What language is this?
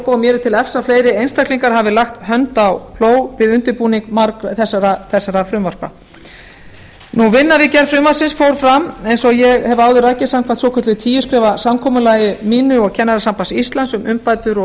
Icelandic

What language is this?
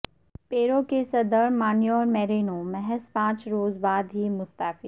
Urdu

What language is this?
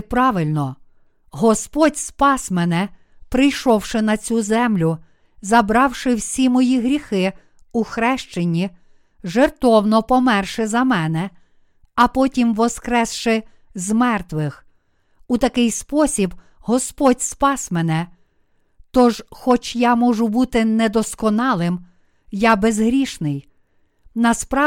Ukrainian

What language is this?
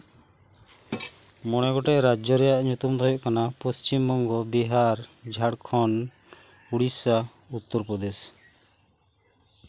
Santali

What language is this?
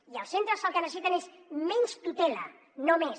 Catalan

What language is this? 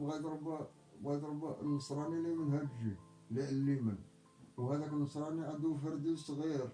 Arabic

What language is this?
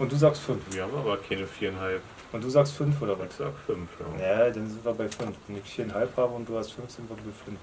German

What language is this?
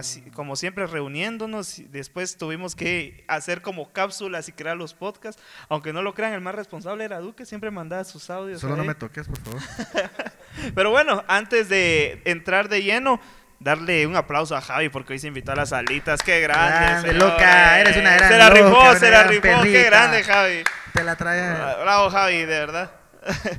Spanish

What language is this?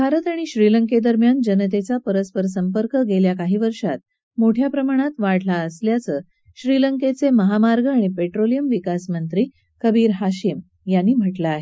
Marathi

